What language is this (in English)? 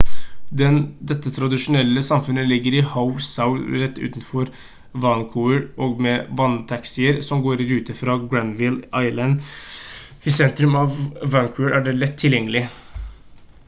Norwegian Bokmål